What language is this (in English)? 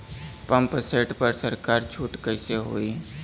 Bhojpuri